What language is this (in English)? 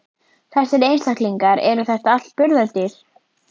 Icelandic